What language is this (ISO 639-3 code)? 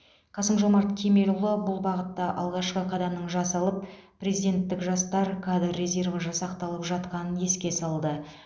kaz